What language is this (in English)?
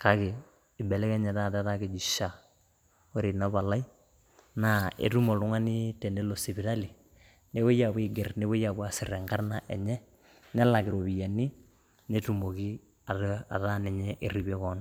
Masai